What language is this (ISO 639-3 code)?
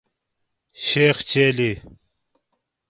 gwc